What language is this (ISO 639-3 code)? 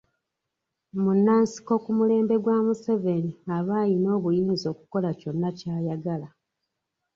lug